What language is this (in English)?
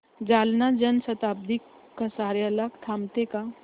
Marathi